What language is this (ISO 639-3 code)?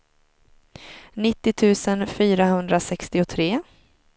swe